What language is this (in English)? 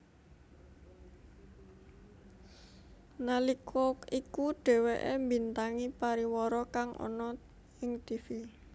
Javanese